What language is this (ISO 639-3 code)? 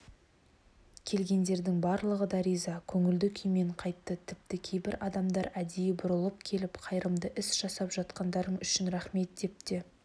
kaz